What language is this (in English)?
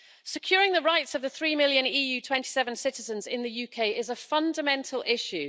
English